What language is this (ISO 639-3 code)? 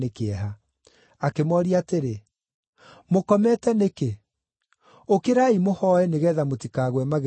kik